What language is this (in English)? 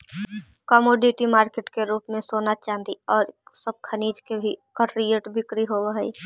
Magahi